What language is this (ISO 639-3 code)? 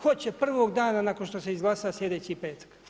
hrv